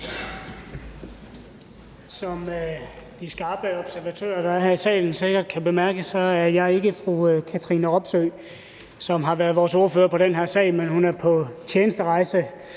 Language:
Danish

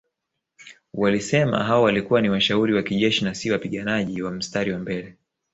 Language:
Swahili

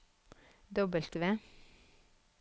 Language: Norwegian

